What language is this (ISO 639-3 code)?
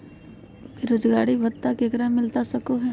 mag